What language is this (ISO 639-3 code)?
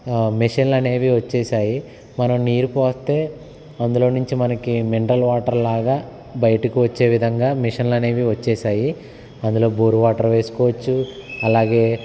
tel